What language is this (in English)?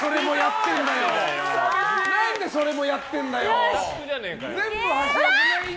Japanese